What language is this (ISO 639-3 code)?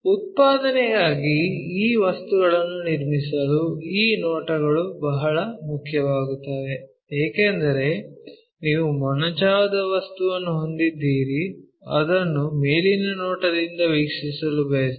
kan